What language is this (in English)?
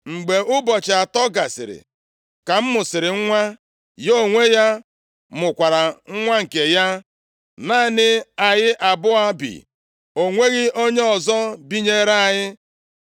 Igbo